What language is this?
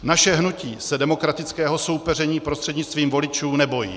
Czech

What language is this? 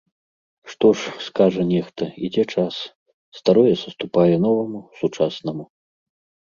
Belarusian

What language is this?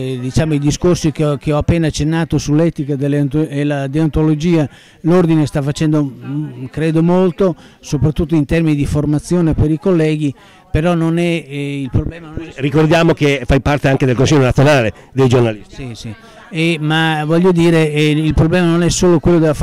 Italian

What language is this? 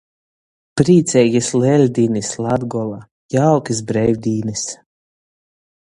Latgalian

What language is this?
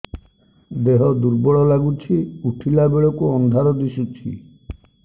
Odia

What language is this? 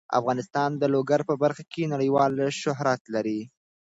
Pashto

